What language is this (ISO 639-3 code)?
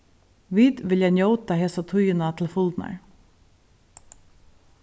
fao